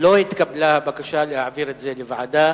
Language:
Hebrew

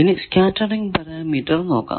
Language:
Malayalam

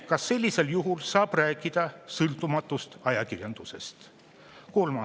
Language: Estonian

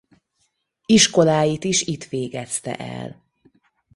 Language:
Hungarian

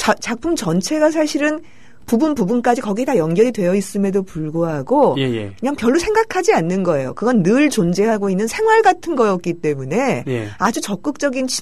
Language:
Korean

